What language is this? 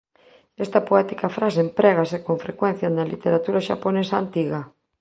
Galician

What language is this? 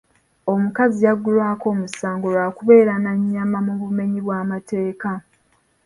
Ganda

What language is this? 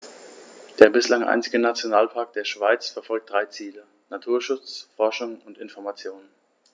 German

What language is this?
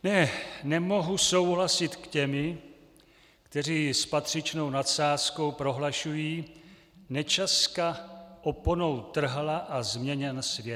Czech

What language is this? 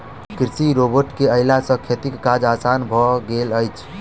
Maithili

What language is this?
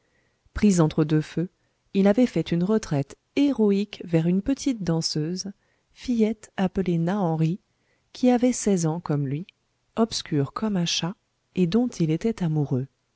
French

